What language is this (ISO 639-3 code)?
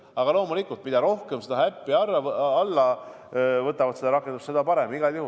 est